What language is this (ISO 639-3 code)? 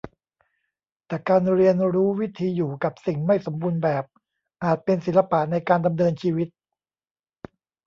tha